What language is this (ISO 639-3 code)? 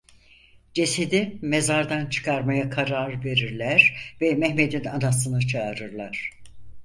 tur